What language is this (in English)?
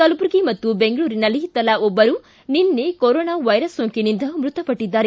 Kannada